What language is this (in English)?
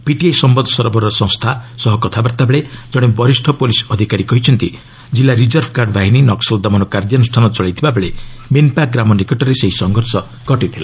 Odia